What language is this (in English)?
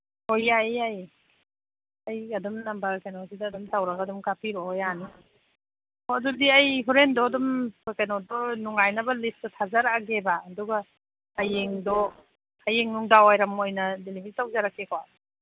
Manipuri